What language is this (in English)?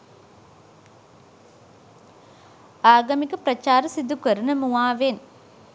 Sinhala